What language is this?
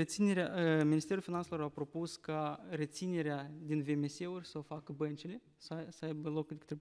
Romanian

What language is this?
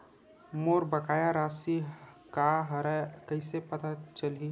Chhattisgarhi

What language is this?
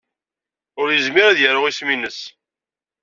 Kabyle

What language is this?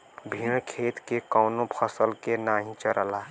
Bhojpuri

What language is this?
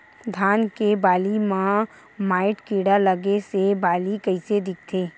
Chhattisgarhi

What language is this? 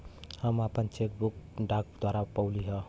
Bhojpuri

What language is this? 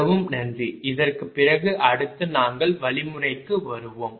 Tamil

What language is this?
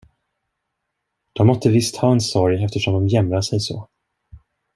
Swedish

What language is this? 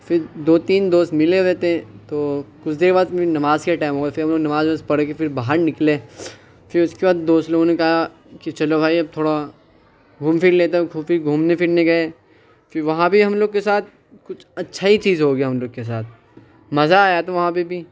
Urdu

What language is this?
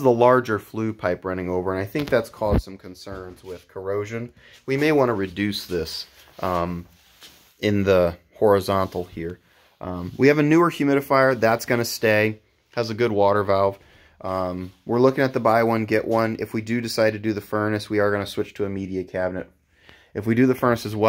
English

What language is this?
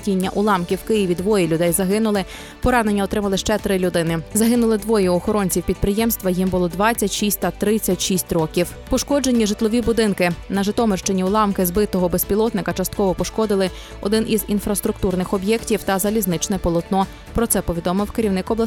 Ukrainian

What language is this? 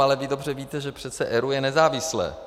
Czech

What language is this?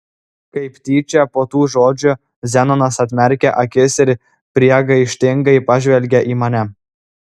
Lithuanian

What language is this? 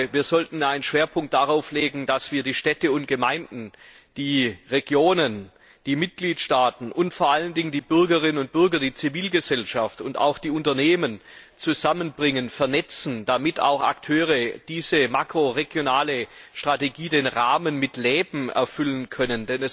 German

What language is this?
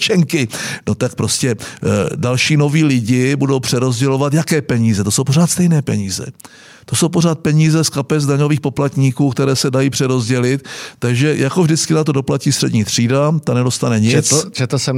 Czech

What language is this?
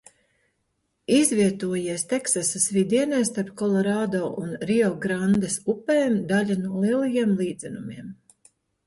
Latvian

